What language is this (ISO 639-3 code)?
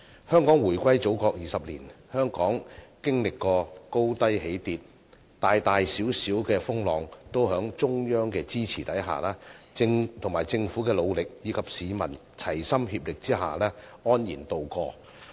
yue